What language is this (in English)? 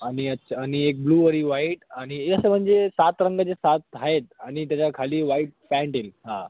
Marathi